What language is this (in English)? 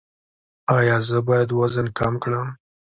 Pashto